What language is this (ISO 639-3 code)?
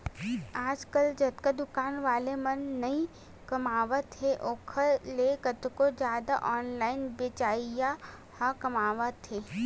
hne